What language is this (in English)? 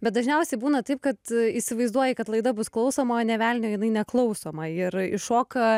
Lithuanian